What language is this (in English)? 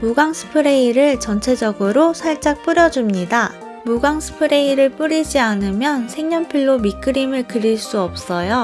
Korean